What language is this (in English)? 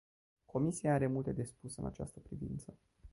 Romanian